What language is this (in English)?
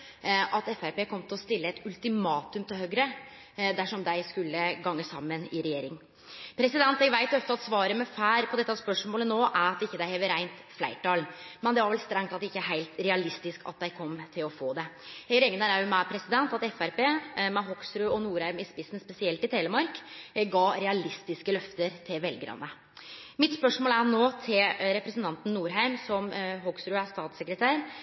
Norwegian Nynorsk